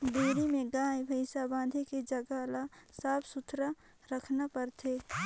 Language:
Chhattisgarhi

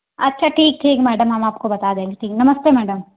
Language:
Hindi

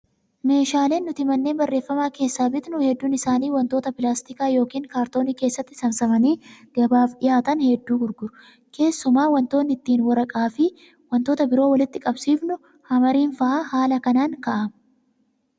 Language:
Oromo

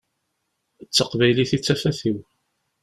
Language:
Kabyle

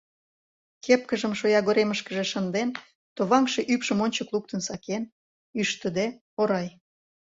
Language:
Mari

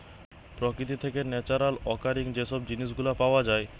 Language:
Bangla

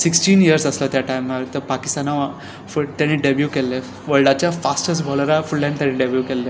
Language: Konkani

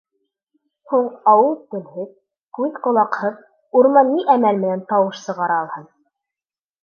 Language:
Bashkir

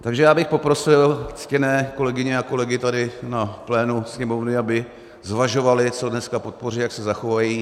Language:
Czech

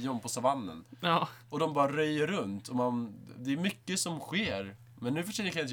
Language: Swedish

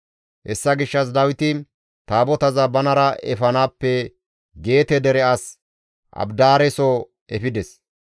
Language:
Gamo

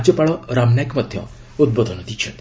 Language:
Odia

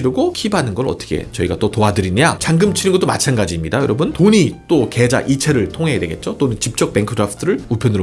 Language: Korean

